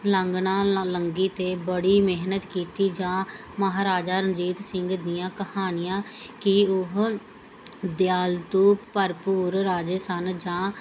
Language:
Punjabi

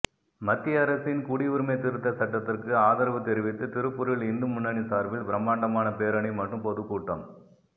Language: Tamil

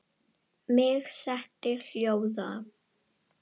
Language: Icelandic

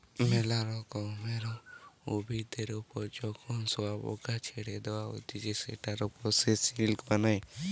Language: Bangla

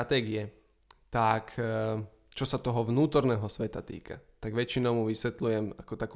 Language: Slovak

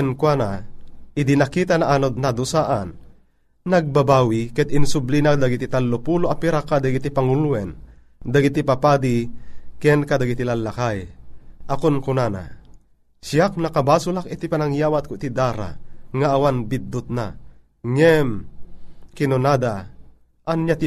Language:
Filipino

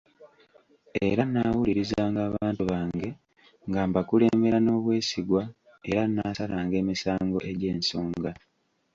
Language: Ganda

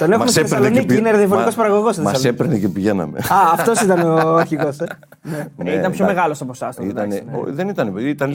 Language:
Greek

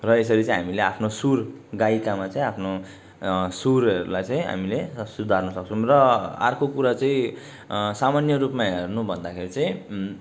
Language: Nepali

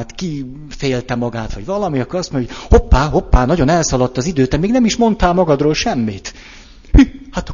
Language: Hungarian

